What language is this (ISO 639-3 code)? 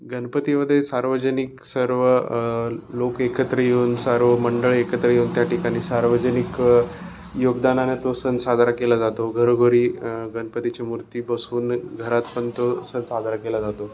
mar